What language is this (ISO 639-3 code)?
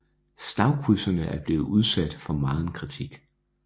dan